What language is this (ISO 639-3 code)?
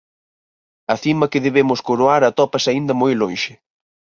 glg